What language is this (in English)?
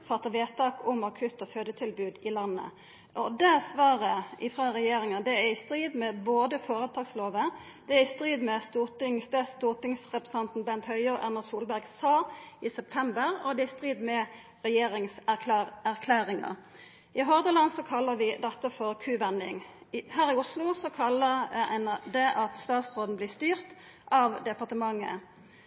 Norwegian Nynorsk